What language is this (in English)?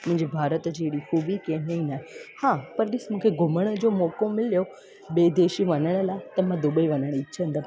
Sindhi